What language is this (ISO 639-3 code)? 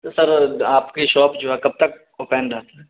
urd